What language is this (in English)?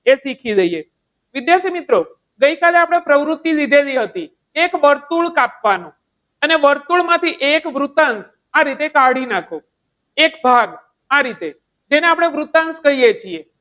Gujarati